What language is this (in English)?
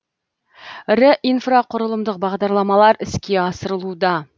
Kazakh